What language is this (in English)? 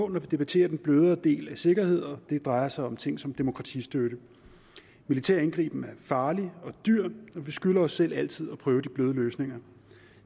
Danish